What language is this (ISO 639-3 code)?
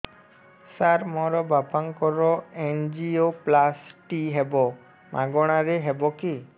ori